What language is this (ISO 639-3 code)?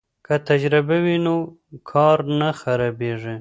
pus